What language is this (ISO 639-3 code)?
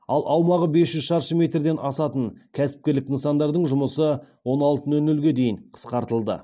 kaz